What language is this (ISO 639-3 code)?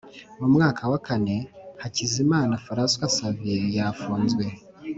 kin